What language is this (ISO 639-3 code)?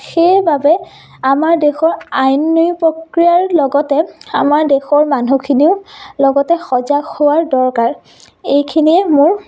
asm